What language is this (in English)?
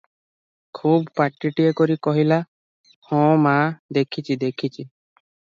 Odia